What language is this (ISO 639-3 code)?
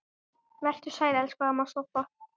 isl